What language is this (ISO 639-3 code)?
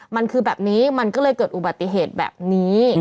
tha